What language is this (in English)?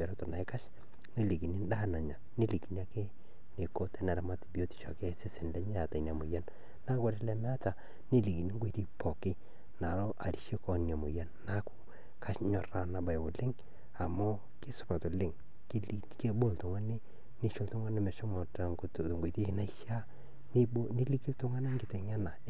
Masai